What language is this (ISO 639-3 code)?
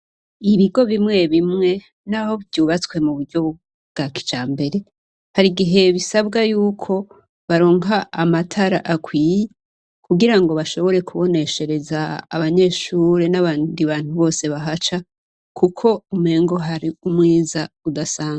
run